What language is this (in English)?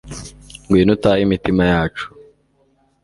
Kinyarwanda